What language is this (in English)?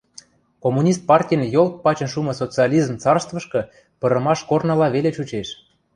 Western Mari